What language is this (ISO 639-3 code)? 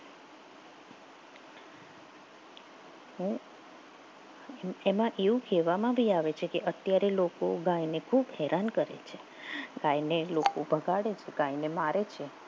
guj